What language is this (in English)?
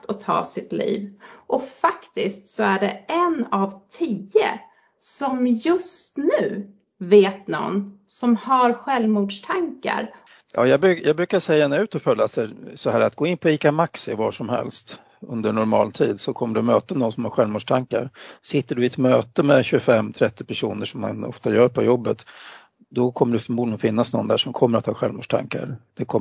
Swedish